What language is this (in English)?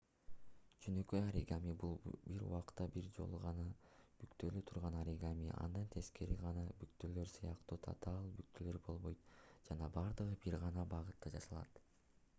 Kyrgyz